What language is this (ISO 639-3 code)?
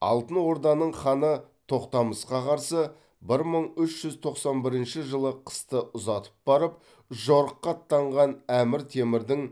kaz